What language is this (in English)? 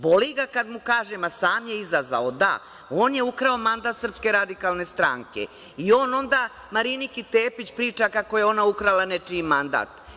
Serbian